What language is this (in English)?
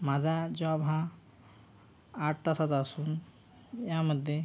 Marathi